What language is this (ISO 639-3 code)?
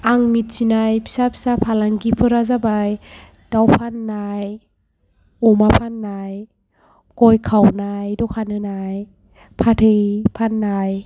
brx